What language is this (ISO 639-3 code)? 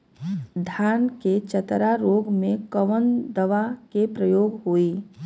bho